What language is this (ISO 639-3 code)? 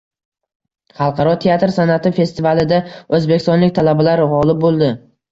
uzb